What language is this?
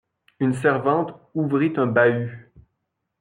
French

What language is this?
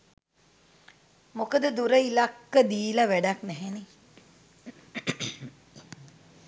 Sinhala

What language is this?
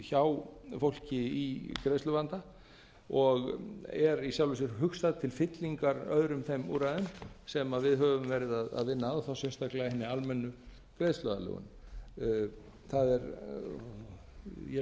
Icelandic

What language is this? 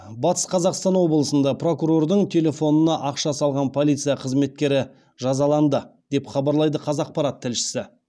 Kazakh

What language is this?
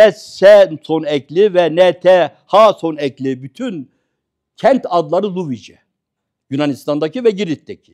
Turkish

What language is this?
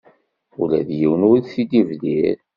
Kabyle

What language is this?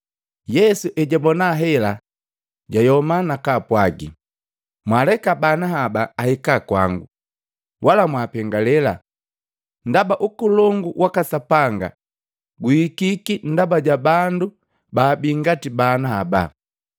Matengo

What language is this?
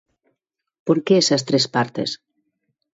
Galician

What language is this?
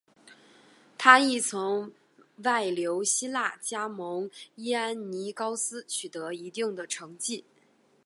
Chinese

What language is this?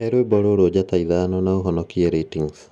Kikuyu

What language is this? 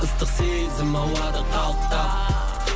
Kazakh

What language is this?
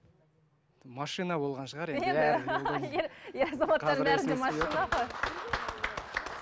Kazakh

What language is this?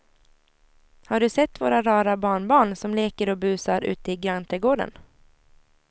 Swedish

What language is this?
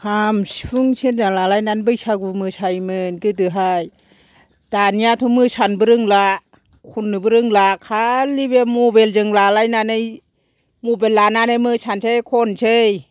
Bodo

